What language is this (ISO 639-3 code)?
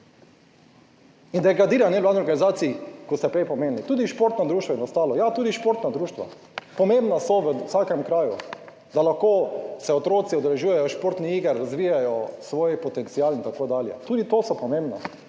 slv